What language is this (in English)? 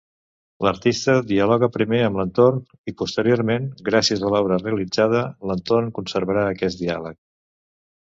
Catalan